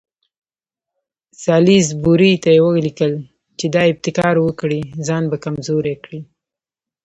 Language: Pashto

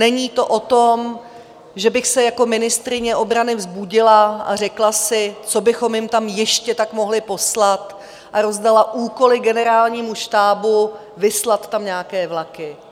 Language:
Czech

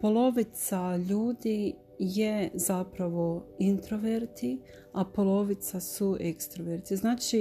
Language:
Croatian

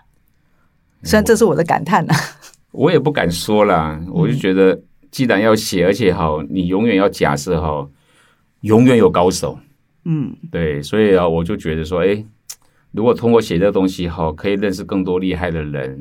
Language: Chinese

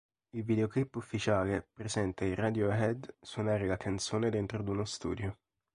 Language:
Italian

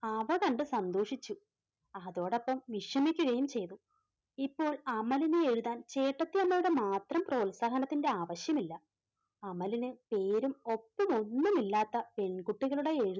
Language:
Malayalam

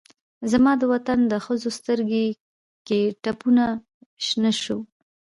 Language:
Pashto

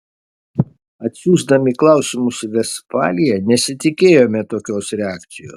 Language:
Lithuanian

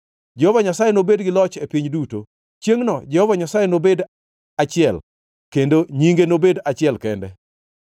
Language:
Luo (Kenya and Tanzania)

